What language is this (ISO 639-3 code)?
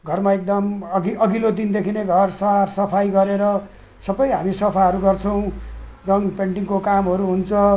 nep